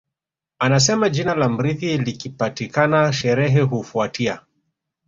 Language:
Swahili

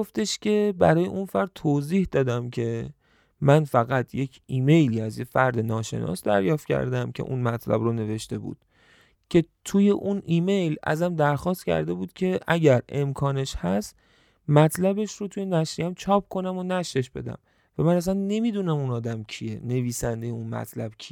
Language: Persian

